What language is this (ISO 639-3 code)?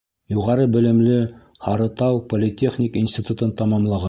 bak